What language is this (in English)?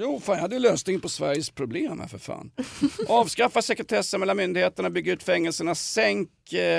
Swedish